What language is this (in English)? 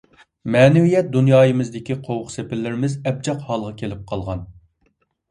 Uyghur